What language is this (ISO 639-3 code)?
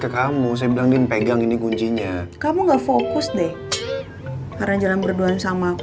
ind